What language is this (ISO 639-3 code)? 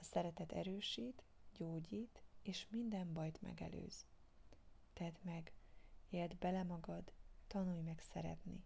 hun